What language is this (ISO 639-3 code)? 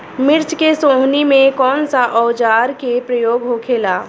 bho